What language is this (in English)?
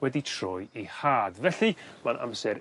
Welsh